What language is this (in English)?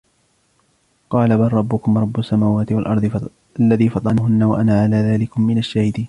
Arabic